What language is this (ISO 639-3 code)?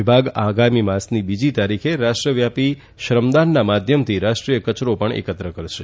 guj